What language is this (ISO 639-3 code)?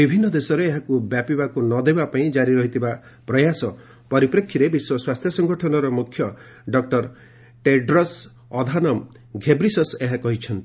ori